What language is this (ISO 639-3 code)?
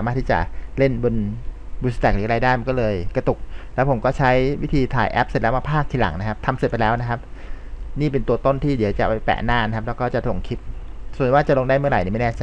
tha